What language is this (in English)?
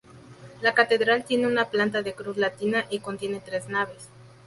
Spanish